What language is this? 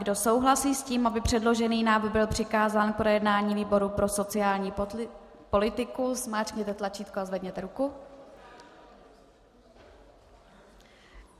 Czech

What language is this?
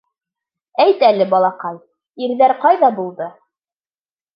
Bashkir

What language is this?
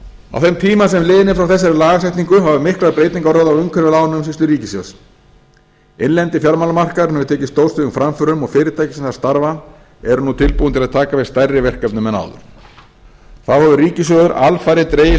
Icelandic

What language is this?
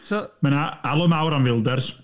Welsh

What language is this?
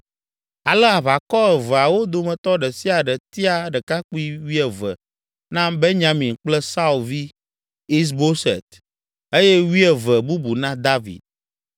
Ewe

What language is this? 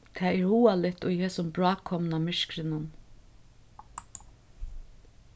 Faroese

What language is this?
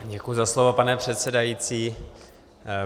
Czech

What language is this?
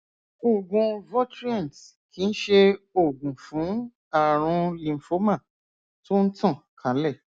Yoruba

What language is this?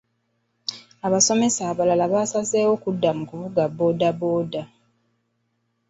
Ganda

